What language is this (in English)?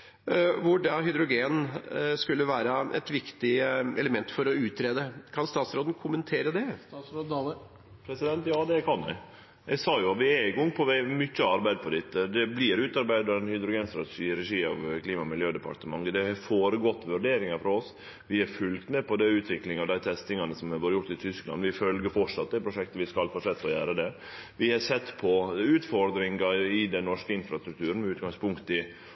Norwegian